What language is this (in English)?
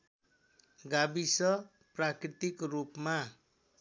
Nepali